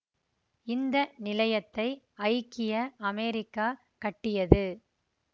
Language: Tamil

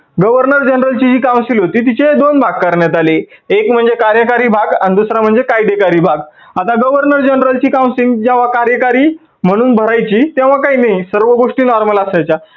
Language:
Marathi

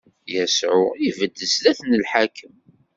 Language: Kabyle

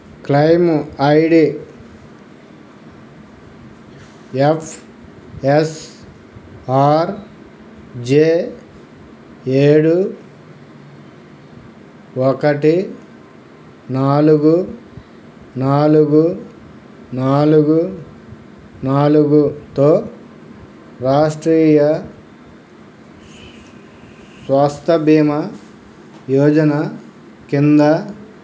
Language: Telugu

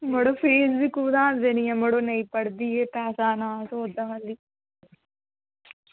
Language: Dogri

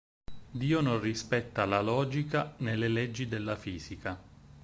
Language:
Italian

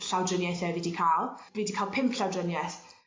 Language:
Welsh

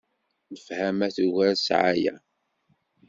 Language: Kabyle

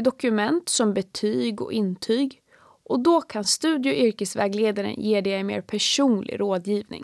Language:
Swedish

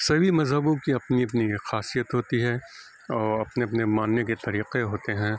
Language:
Urdu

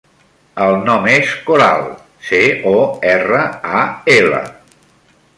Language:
Catalan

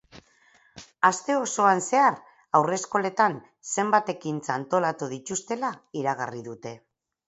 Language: Basque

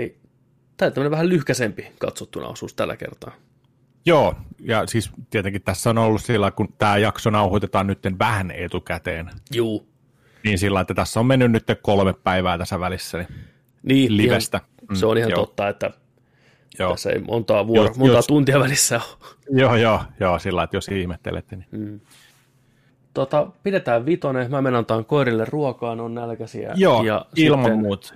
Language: Finnish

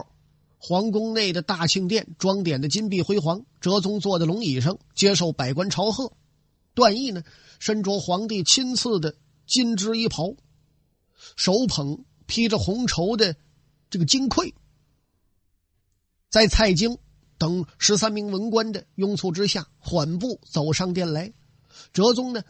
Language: Chinese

